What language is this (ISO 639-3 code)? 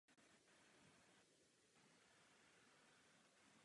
ces